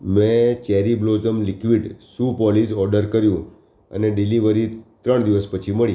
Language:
Gujarati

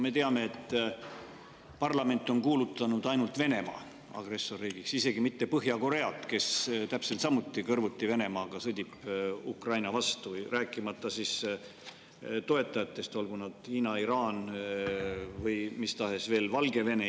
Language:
Estonian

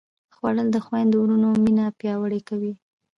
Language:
Pashto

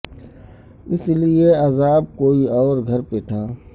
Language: Urdu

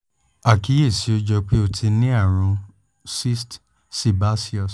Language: Yoruba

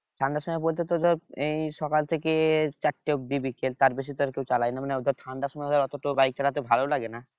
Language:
Bangla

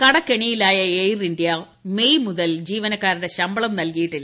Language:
Malayalam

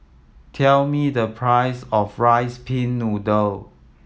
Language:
English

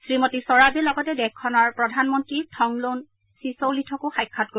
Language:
Assamese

